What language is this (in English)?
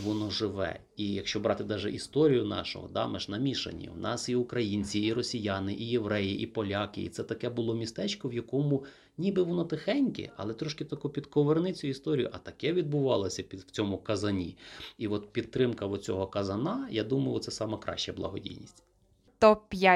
Ukrainian